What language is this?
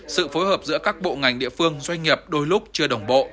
Vietnamese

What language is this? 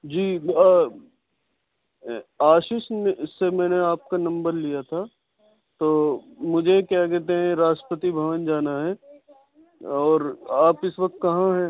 Urdu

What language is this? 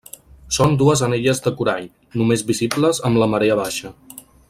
Catalan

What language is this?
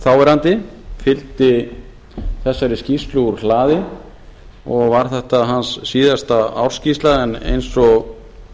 Icelandic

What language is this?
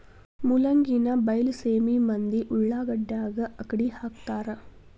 Kannada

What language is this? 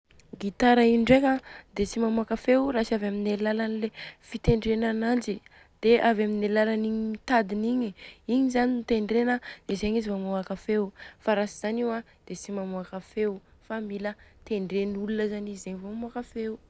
Southern Betsimisaraka Malagasy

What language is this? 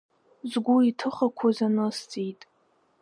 Abkhazian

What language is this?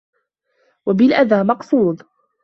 Arabic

